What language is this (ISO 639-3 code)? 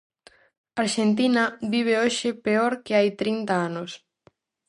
glg